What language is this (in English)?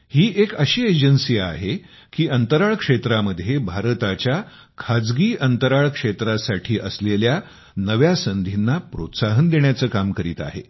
Marathi